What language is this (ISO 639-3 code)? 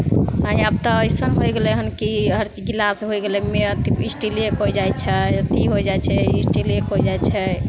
mai